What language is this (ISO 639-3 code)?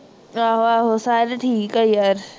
pan